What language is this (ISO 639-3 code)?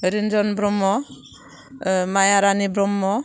brx